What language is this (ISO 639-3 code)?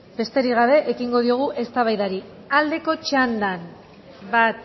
eus